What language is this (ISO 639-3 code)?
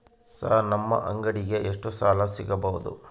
kan